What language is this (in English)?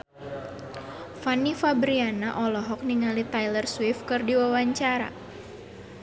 Sundanese